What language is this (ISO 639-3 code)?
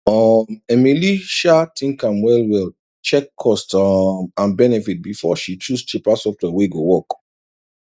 pcm